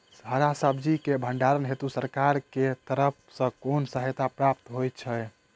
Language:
Maithili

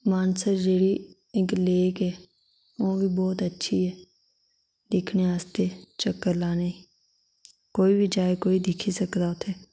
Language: Dogri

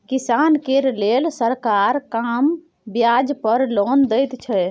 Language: Maithili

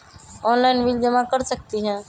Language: Magahi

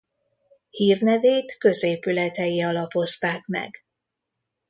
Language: Hungarian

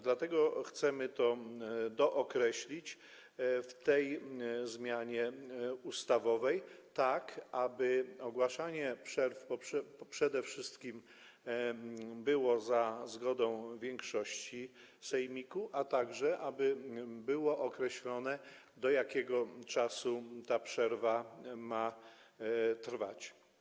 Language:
Polish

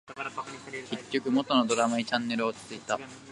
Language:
Japanese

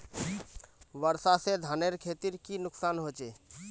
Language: Magahi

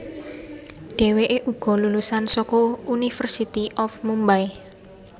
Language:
Javanese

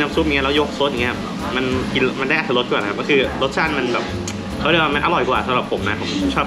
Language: Thai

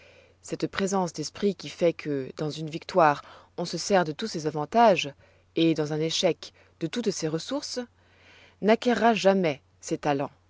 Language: French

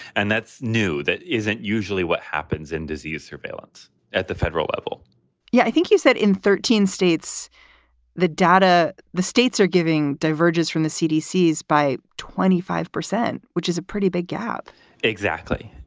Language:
English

